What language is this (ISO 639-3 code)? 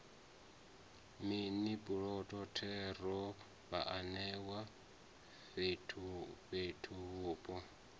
ven